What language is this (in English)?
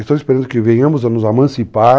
Portuguese